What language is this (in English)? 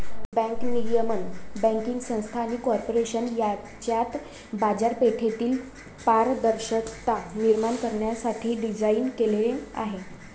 Marathi